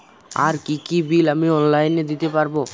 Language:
Bangla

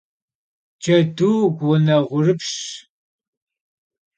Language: Kabardian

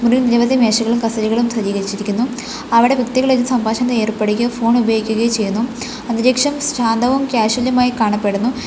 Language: Malayalam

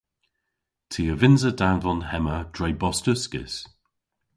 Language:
Cornish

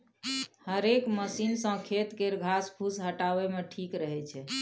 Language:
Maithili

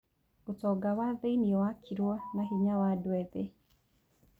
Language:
Kikuyu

